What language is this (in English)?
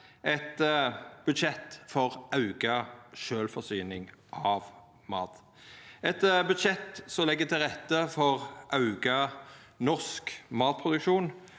Norwegian